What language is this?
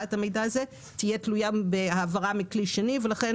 Hebrew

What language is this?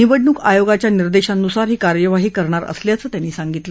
Marathi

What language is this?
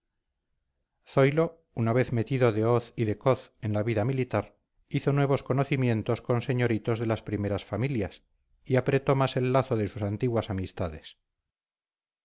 Spanish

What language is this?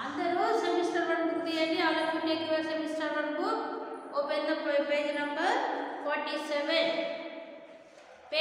Hindi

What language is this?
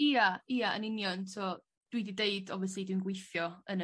Welsh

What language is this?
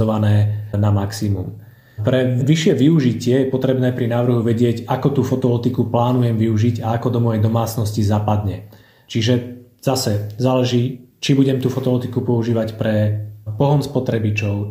Slovak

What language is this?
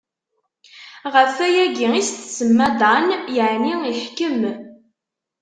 Kabyle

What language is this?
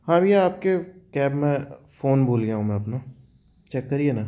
Hindi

